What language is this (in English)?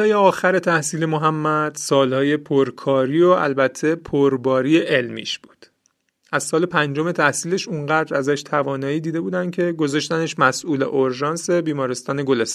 Persian